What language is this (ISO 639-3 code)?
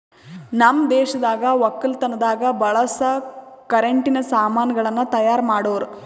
kan